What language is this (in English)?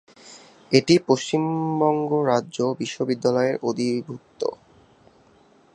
Bangla